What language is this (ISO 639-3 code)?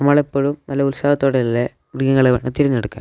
mal